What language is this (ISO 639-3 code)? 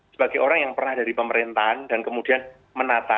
ind